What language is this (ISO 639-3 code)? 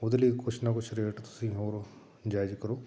pan